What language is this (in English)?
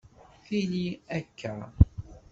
Kabyle